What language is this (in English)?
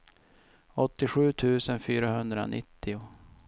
Swedish